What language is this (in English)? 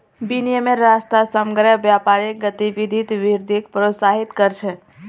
Magahi